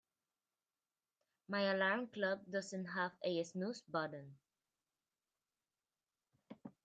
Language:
English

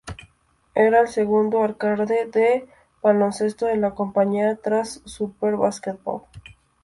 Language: Spanish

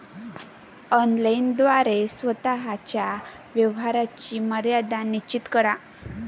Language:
Marathi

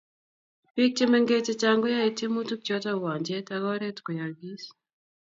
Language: Kalenjin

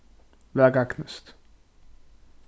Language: Faroese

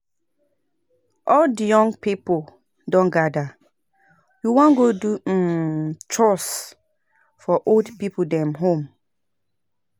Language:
Nigerian Pidgin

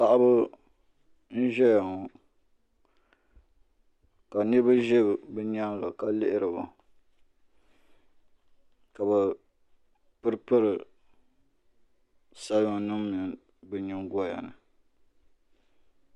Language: Dagbani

